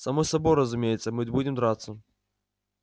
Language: Russian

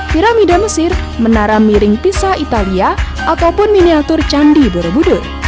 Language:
Indonesian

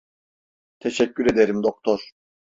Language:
Turkish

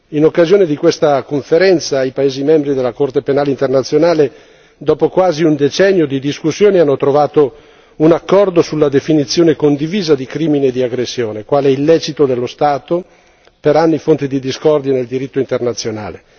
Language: Italian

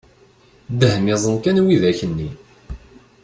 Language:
Kabyle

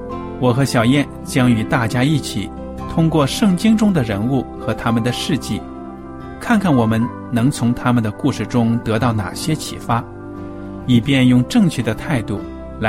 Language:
Chinese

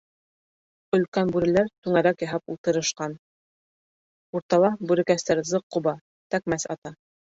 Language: Bashkir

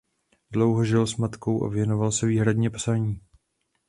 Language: Czech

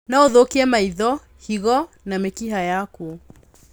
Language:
Kikuyu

